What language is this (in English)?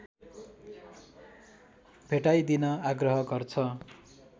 Nepali